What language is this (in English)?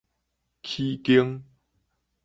Min Nan Chinese